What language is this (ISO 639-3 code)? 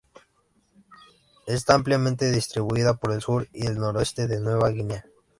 spa